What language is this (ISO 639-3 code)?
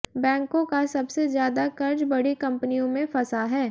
hin